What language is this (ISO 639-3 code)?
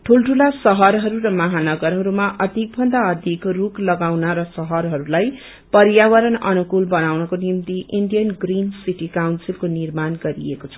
nep